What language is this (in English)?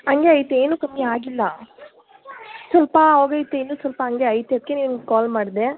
Kannada